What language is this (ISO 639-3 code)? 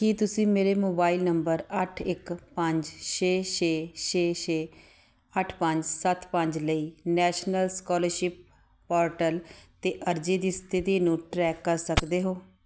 pan